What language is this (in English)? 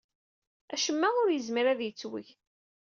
Kabyle